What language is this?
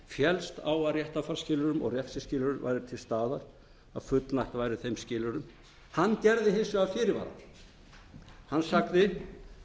Icelandic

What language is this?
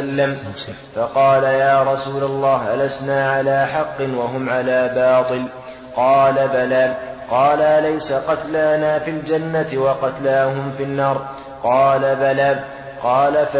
Arabic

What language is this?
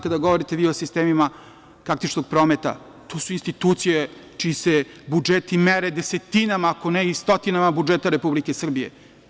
Serbian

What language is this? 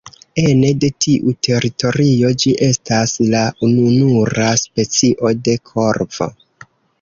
Esperanto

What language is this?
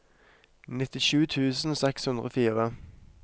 Norwegian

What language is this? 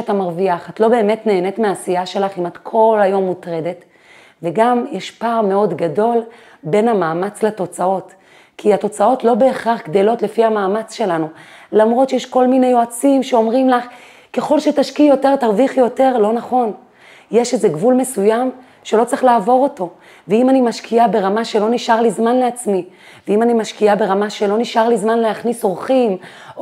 Hebrew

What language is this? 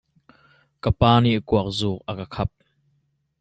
Hakha Chin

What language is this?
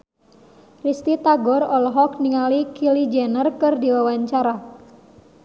Sundanese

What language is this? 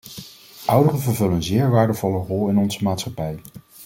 Dutch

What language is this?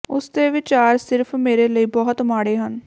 Punjabi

